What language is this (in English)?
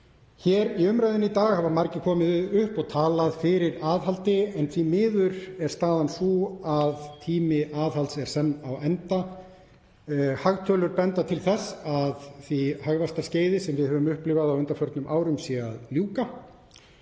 Icelandic